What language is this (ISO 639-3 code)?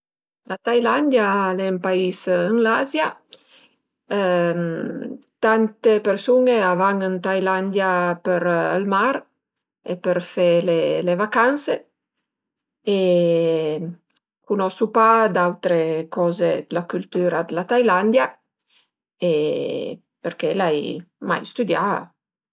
pms